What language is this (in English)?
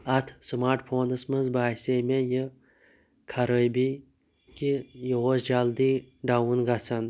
Kashmiri